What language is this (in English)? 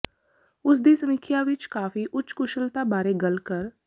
Punjabi